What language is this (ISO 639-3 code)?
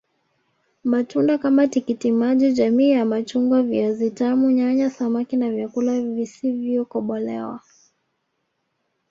swa